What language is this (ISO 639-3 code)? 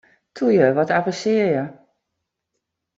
fry